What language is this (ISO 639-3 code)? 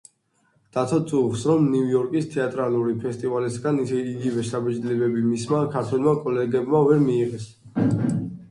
kat